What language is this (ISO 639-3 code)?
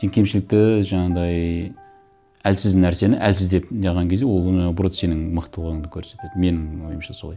kaz